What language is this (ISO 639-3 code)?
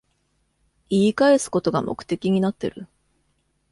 jpn